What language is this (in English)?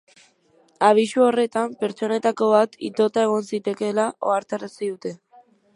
Basque